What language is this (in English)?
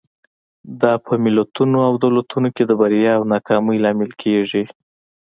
Pashto